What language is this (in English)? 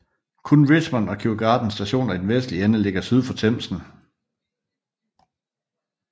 Danish